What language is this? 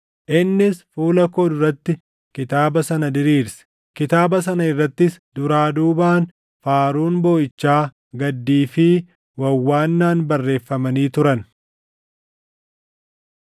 Oromo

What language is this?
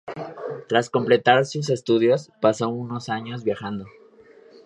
Spanish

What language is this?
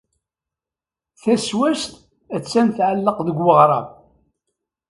Kabyle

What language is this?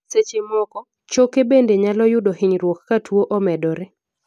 Luo (Kenya and Tanzania)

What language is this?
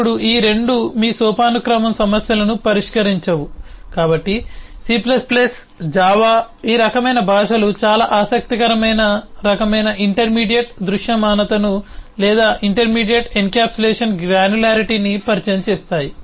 Telugu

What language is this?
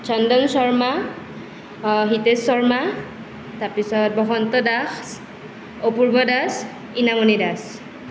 Assamese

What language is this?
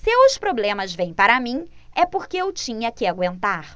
Portuguese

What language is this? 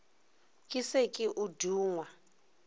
Northern Sotho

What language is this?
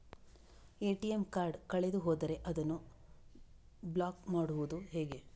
Kannada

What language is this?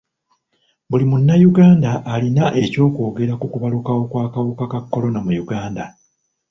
Ganda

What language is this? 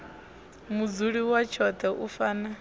Venda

